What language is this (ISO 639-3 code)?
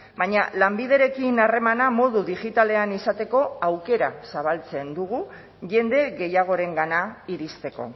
eus